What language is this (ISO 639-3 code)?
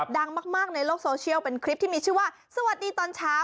tha